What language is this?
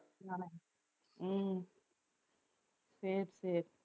Tamil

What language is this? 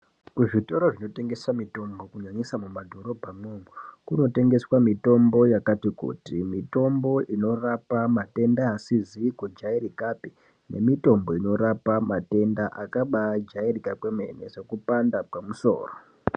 Ndau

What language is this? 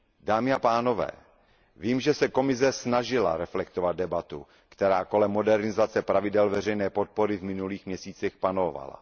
Czech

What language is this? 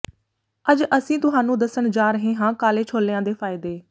Punjabi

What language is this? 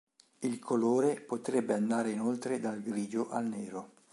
Italian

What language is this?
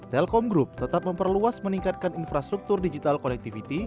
Indonesian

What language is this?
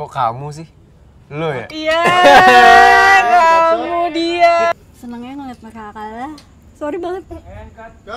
Indonesian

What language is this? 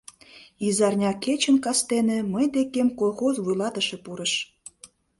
Mari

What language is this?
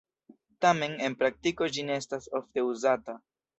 Esperanto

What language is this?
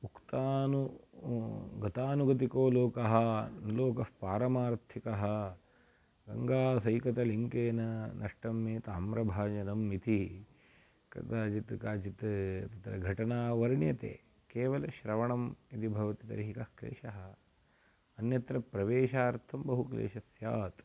Sanskrit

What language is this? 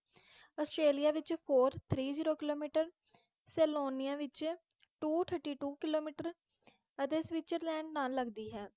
Punjabi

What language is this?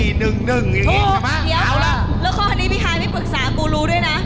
Thai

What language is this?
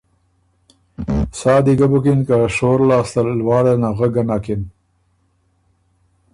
Ormuri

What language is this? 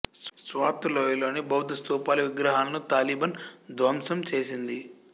Telugu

